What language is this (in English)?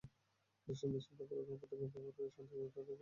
Bangla